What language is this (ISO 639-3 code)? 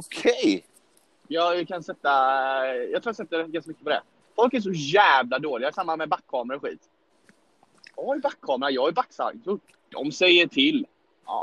swe